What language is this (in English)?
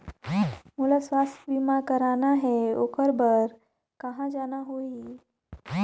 Chhattisgarhi